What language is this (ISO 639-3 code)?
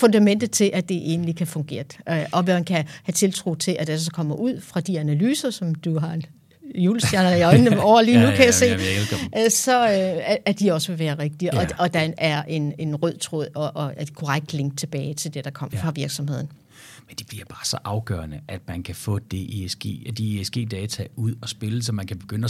dan